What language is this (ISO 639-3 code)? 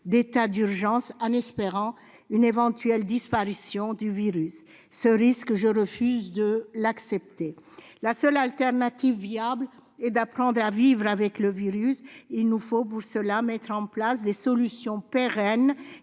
fra